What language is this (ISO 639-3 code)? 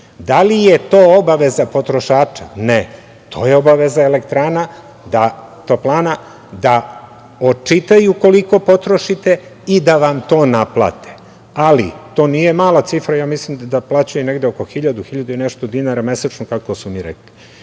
srp